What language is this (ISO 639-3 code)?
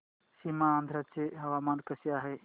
mar